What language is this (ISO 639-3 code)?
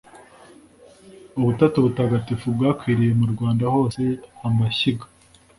kin